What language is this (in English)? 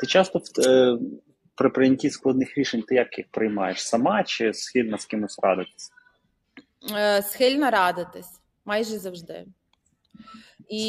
Ukrainian